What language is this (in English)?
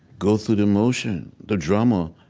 English